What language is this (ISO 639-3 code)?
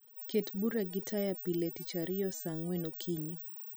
luo